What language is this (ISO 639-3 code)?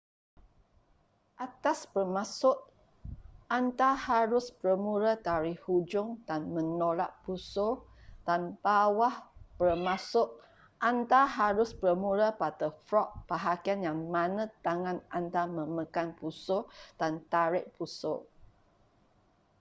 msa